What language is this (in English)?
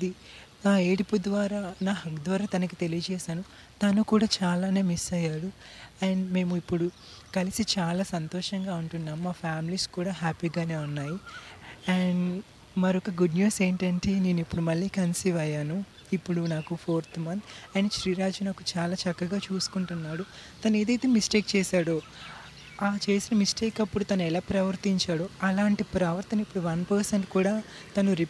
Telugu